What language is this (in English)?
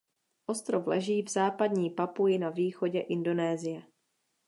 Czech